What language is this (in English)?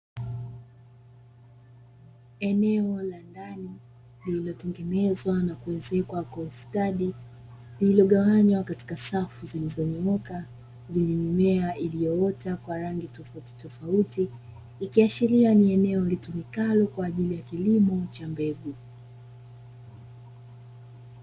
Swahili